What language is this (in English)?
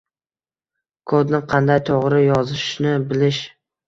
Uzbek